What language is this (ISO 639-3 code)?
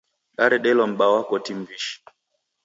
dav